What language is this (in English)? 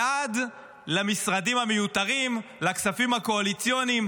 Hebrew